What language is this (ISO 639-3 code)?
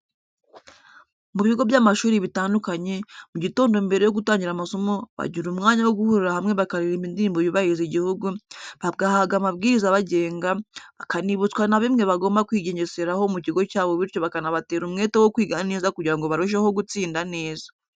kin